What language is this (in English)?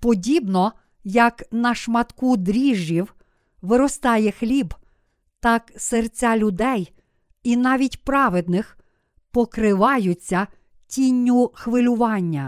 Ukrainian